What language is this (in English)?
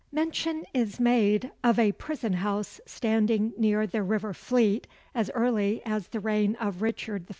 English